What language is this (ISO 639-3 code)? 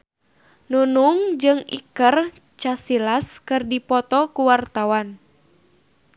sun